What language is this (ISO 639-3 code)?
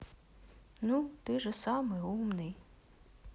rus